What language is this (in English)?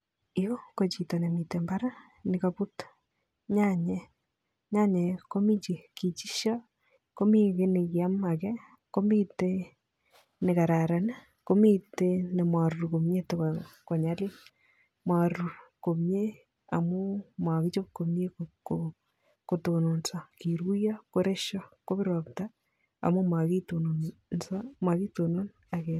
Kalenjin